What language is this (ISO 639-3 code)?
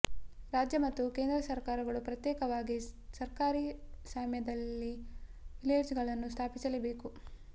kan